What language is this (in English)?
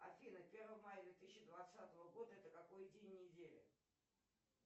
Russian